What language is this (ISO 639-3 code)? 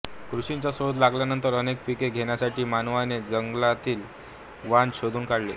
mar